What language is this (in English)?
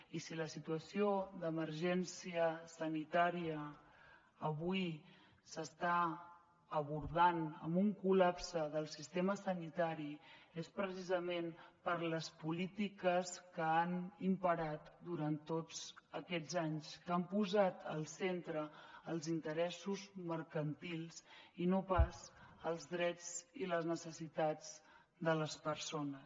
Catalan